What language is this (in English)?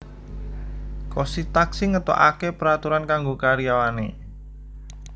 Javanese